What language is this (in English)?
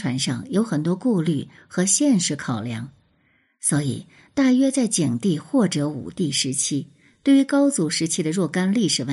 Chinese